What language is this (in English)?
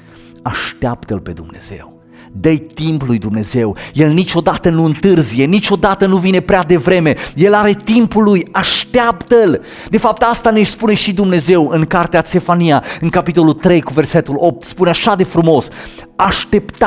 Romanian